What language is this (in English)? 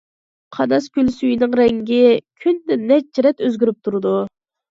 Uyghur